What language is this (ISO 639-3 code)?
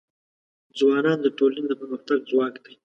pus